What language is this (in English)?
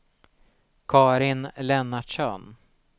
Swedish